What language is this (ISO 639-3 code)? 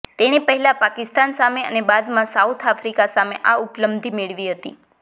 guj